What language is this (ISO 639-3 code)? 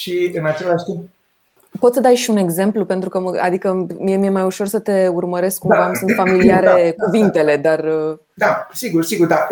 ron